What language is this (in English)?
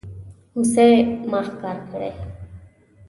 Pashto